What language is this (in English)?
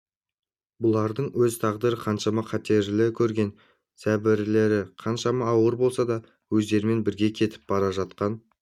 Kazakh